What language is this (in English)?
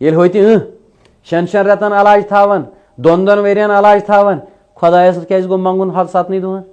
Turkish